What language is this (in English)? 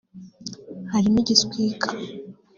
Kinyarwanda